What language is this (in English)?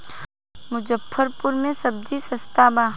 Bhojpuri